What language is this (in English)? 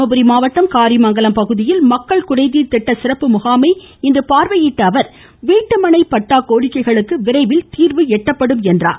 Tamil